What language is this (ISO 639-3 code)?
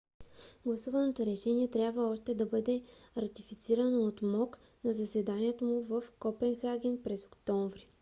bul